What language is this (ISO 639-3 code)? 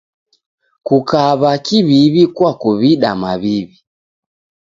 dav